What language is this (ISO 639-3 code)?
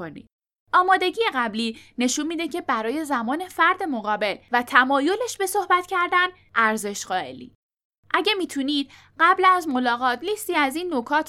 fas